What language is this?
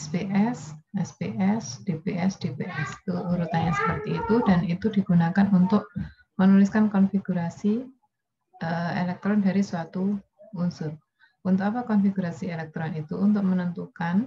Indonesian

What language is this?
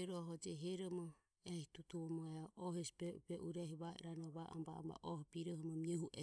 Ömie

